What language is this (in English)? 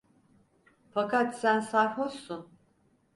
Turkish